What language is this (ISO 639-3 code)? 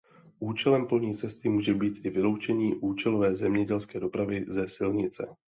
ces